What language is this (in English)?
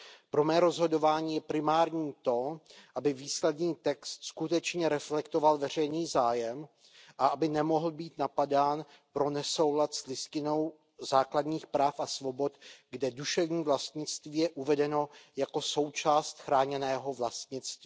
Czech